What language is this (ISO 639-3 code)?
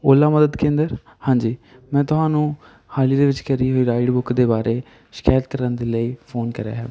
pan